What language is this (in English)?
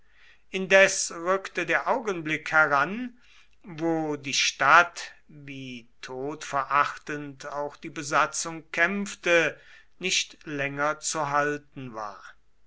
German